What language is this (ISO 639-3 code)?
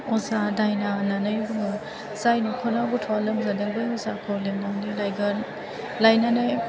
brx